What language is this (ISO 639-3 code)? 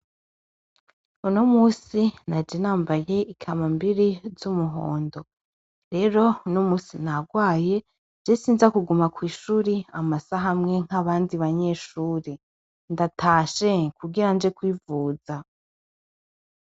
run